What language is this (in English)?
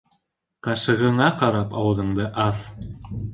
Bashkir